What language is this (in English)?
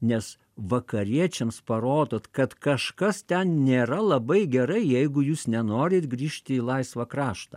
Lithuanian